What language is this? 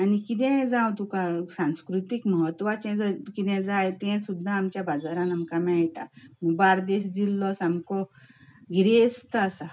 Konkani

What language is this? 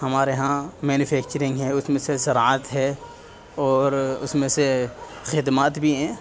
Urdu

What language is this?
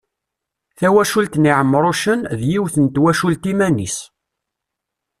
Kabyle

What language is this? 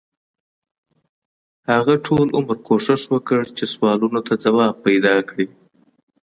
Pashto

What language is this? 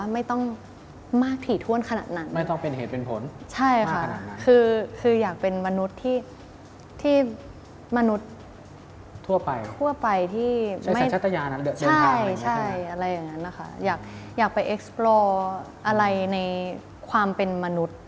Thai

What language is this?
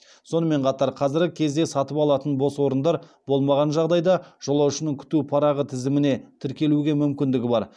Kazakh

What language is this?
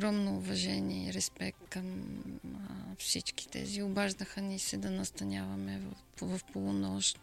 Bulgarian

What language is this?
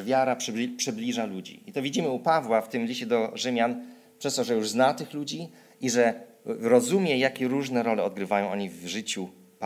Polish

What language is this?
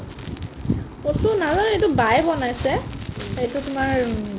Assamese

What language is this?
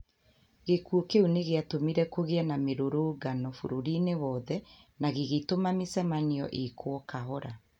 Kikuyu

